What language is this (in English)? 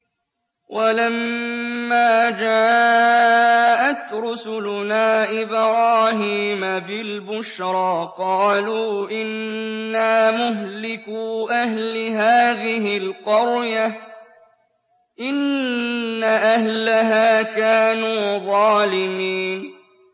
Arabic